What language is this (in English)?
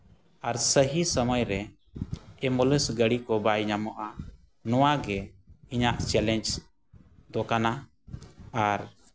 Santali